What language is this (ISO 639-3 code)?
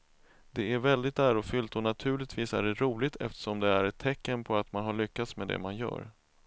swe